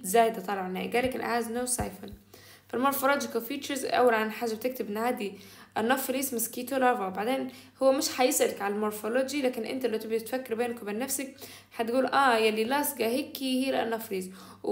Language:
Arabic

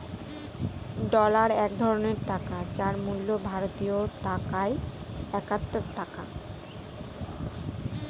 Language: Bangla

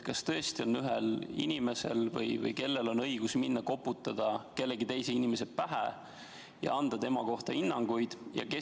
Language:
Estonian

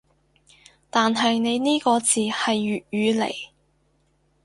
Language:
Cantonese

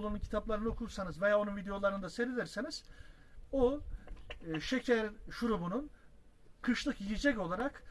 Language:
Turkish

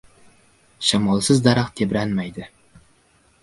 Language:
Uzbek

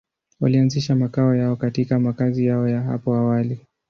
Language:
Swahili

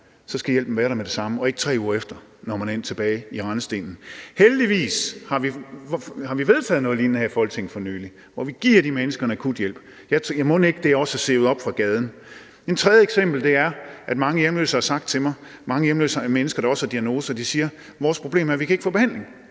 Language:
Danish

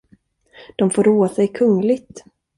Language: Swedish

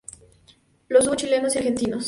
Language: Spanish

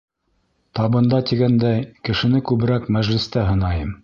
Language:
Bashkir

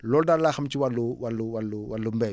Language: Wolof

